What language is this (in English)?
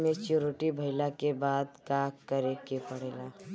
Bhojpuri